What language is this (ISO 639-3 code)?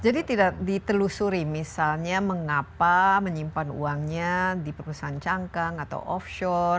ind